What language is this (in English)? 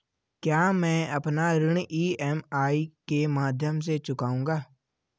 Hindi